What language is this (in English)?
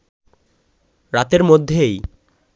Bangla